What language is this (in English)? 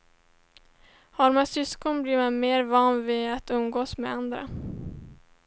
Swedish